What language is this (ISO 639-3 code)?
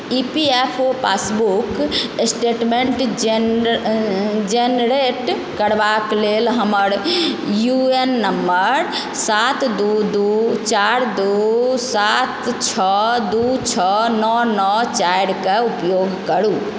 mai